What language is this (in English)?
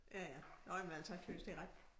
Danish